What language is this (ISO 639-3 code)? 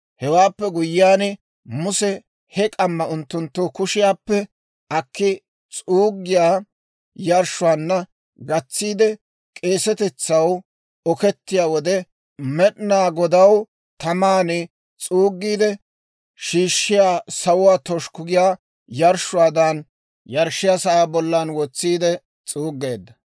dwr